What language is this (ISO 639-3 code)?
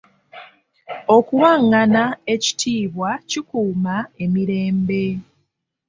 lug